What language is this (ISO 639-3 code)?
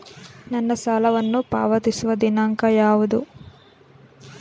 kan